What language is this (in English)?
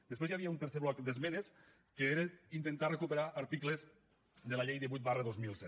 Catalan